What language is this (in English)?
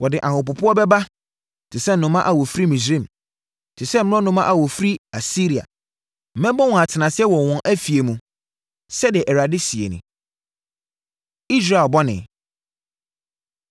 Akan